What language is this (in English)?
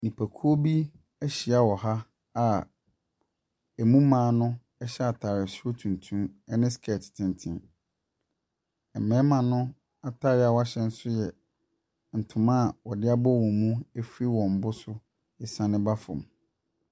Akan